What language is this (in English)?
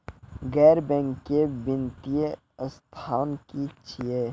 Maithili